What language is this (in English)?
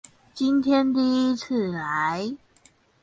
Chinese